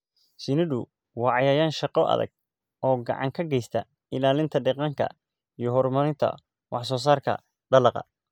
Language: Somali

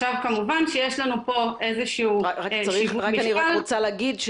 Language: Hebrew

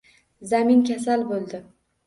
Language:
Uzbek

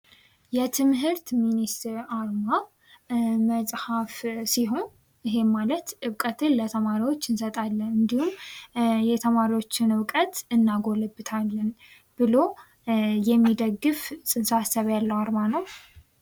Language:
Amharic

